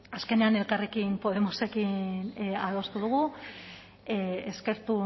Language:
Basque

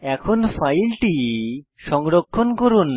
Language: Bangla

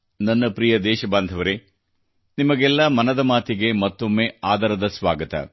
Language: Kannada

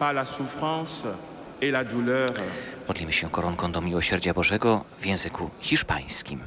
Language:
Polish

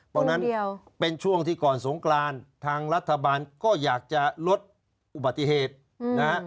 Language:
Thai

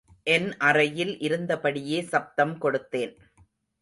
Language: Tamil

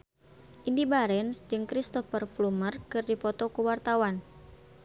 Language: Sundanese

